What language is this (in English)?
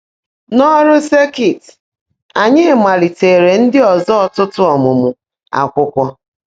Igbo